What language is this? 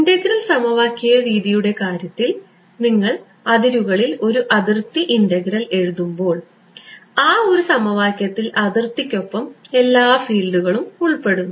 Malayalam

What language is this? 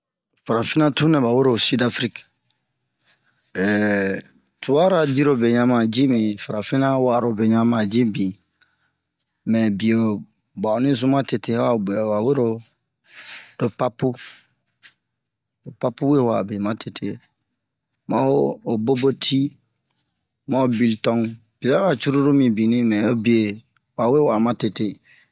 Bomu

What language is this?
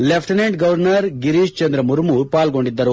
Kannada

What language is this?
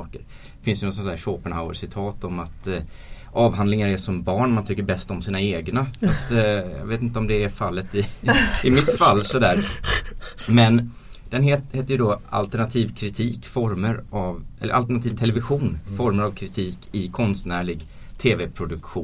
Swedish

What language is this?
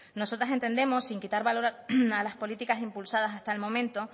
Spanish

